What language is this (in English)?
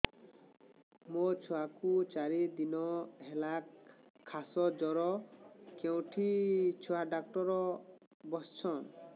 Odia